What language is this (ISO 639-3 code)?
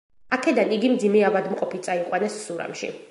kat